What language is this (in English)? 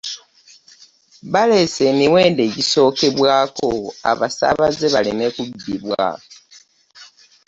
Ganda